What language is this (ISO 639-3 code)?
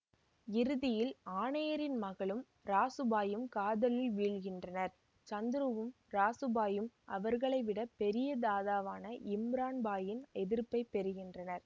tam